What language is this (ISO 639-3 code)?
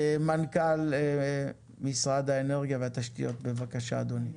heb